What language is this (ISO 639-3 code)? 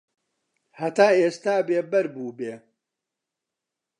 ckb